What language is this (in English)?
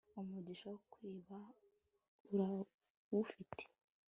Kinyarwanda